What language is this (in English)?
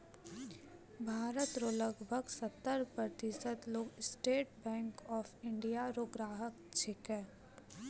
Maithili